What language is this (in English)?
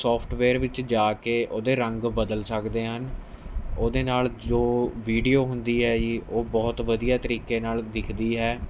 Punjabi